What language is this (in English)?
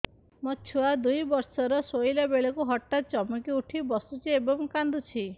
Odia